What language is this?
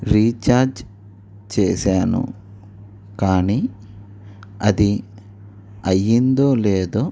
Telugu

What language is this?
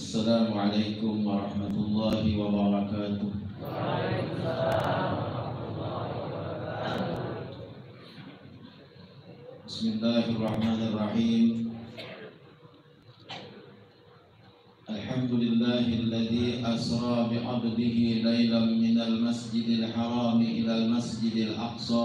Indonesian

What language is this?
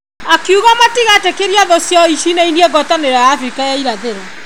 Kikuyu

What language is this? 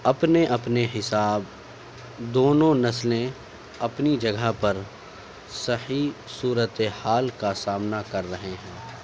Urdu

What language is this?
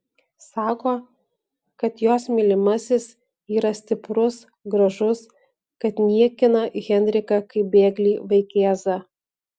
Lithuanian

